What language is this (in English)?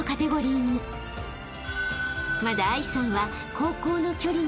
Japanese